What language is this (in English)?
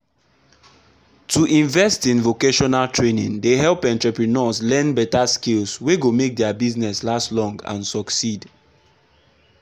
Nigerian Pidgin